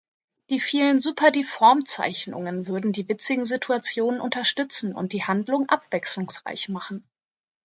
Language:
German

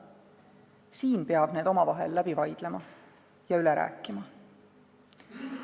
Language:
Estonian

